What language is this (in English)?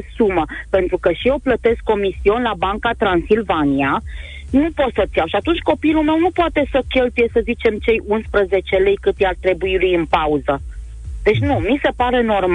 Romanian